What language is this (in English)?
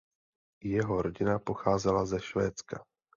Czech